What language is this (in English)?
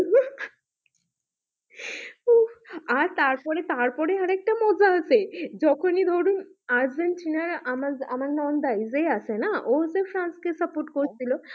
Bangla